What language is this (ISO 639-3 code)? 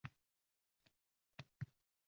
uzb